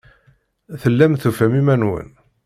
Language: Kabyle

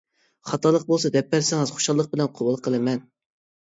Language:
Uyghur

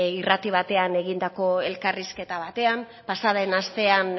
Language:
Basque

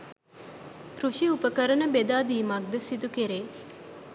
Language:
Sinhala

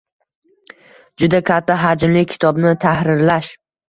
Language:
Uzbek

